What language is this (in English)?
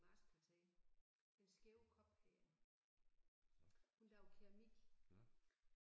Danish